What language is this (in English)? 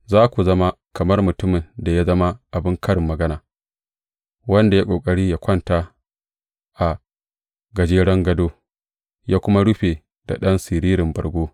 Hausa